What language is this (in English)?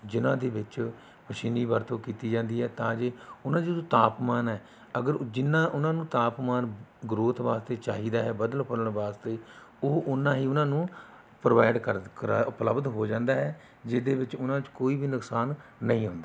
Punjabi